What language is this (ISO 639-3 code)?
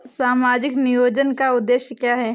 hin